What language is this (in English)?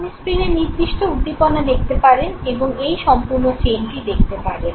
Bangla